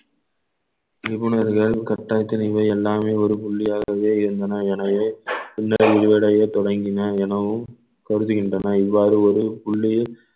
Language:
Tamil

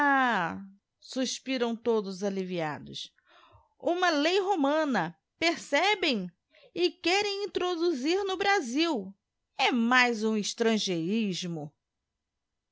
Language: Portuguese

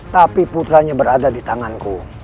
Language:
Indonesian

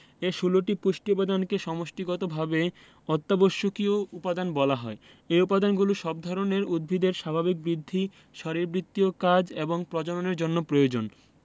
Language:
Bangla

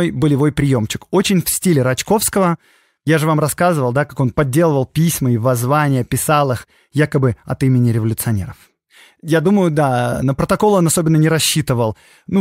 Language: Russian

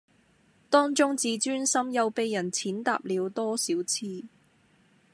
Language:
Cantonese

